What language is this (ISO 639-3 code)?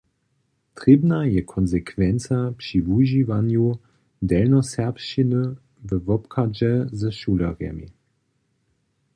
hsb